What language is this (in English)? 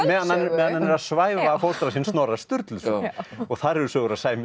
Icelandic